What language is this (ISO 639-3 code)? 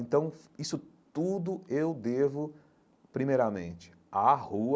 por